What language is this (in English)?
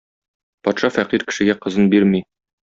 Tatar